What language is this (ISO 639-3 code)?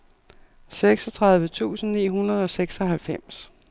dan